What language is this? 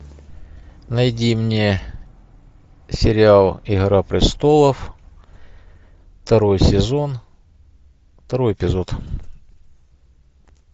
Russian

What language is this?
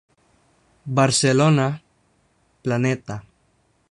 Spanish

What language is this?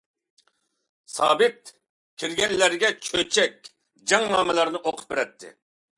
Uyghur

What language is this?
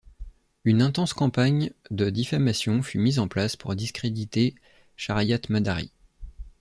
French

